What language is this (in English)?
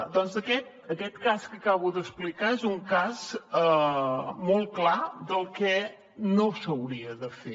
Catalan